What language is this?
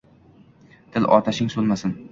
Uzbek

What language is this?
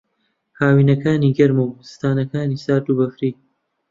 Central Kurdish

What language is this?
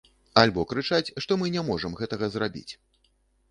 Belarusian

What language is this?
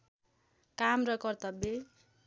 Nepali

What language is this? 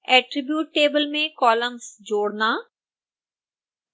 Hindi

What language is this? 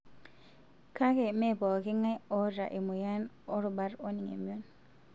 Masai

